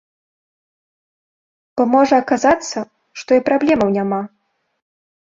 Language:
Belarusian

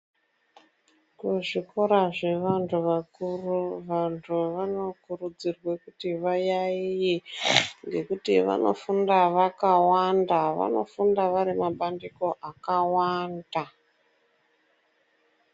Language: Ndau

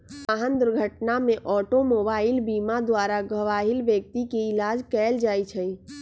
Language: Magahi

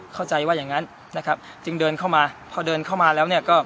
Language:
Thai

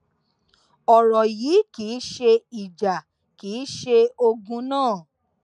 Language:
Yoruba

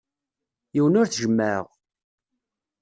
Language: Kabyle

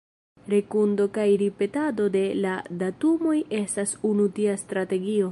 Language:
Esperanto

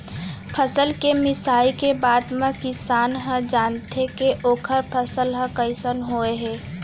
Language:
Chhattisgarhi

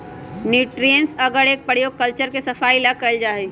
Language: Magahi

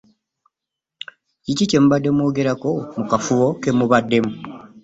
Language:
Ganda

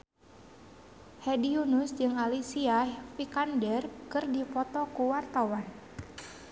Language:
Sundanese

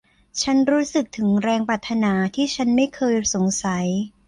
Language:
Thai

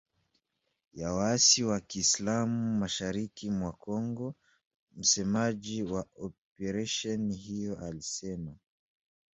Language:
Swahili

